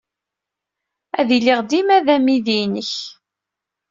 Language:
Kabyle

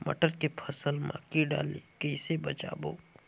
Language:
Chhattisgarhi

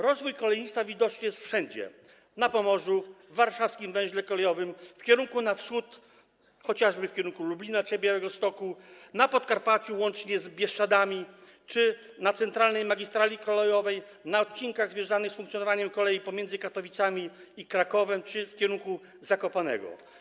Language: Polish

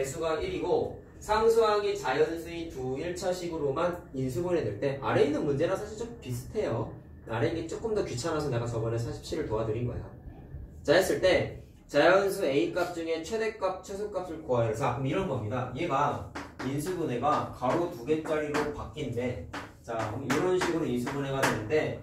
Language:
Korean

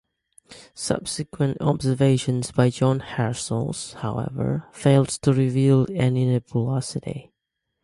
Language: English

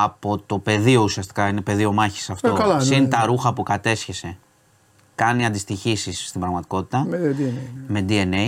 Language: Greek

